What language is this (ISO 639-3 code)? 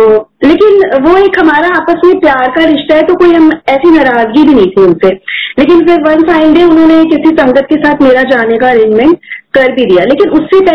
hin